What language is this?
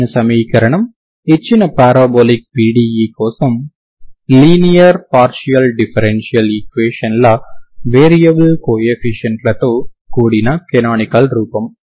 Telugu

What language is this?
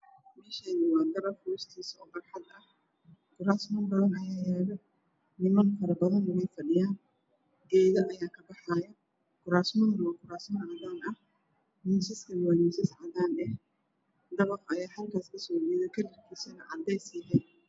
Somali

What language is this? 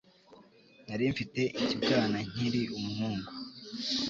Kinyarwanda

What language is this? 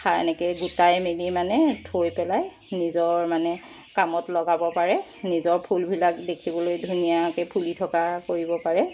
Assamese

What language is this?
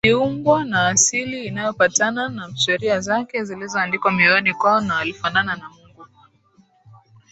Swahili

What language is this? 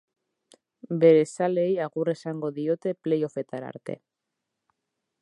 Basque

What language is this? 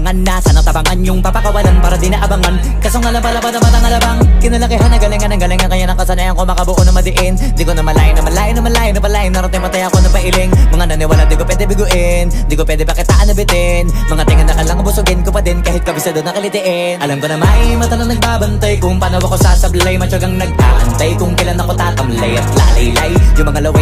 Filipino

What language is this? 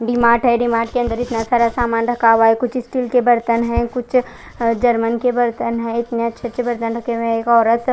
Hindi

